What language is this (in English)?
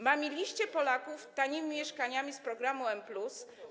Polish